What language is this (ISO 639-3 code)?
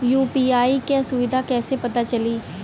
bho